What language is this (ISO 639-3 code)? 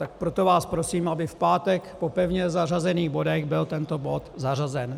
ces